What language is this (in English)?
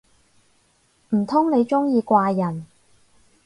Cantonese